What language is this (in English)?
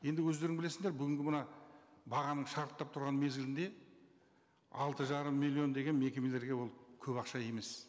Kazakh